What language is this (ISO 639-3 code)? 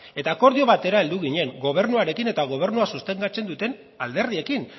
eus